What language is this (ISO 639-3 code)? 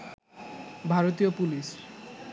ben